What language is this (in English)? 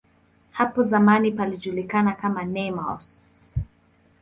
Swahili